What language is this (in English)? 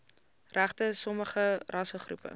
Afrikaans